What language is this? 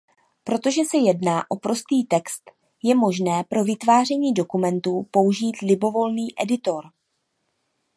Czech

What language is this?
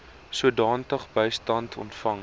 Afrikaans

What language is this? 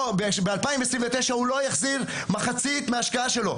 Hebrew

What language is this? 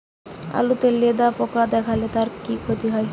Bangla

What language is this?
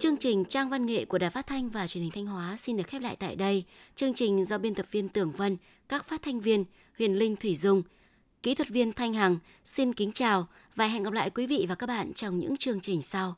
Vietnamese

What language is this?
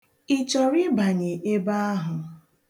Igbo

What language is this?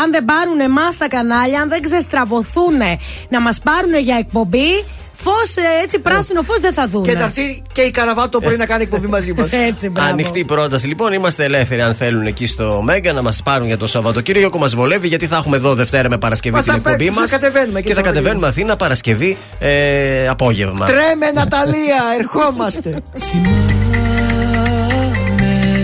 Greek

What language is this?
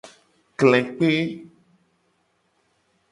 Gen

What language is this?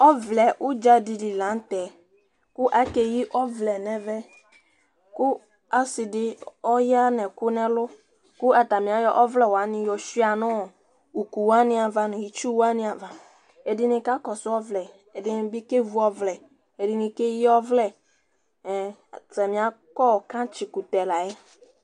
Ikposo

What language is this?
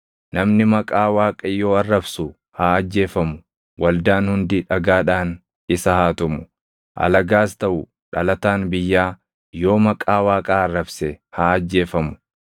Oromo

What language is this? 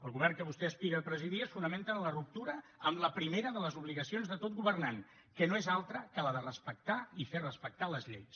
Catalan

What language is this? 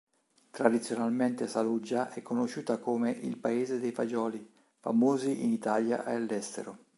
Italian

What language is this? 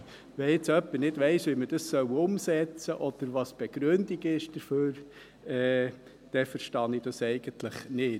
Swiss German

